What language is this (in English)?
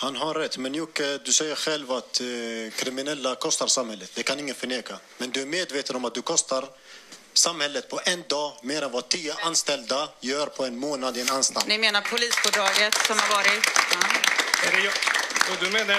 Swedish